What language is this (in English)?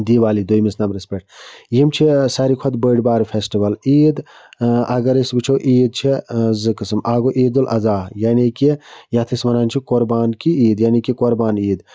Kashmiri